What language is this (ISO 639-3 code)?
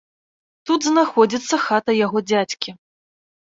bel